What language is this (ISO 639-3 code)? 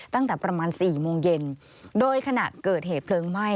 tha